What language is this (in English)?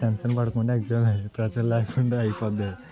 Telugu